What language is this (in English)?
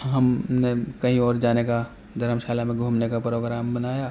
Urdu